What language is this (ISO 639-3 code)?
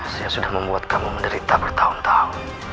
ind